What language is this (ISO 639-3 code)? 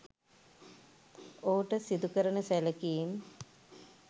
sin